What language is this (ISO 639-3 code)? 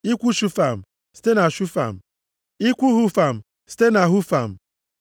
ibo